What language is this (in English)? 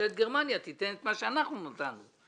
Hebrew